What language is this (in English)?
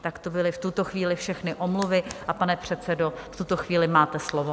Czech